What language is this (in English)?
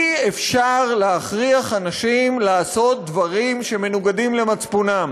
Hebrew